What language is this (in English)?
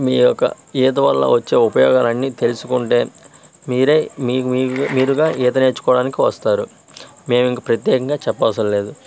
Telugu